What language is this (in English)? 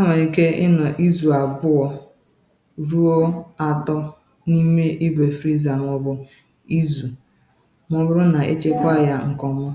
Igbo